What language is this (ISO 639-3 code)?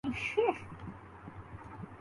urd